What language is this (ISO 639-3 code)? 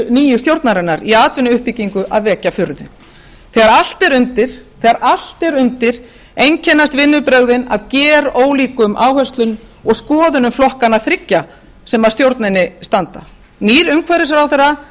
isl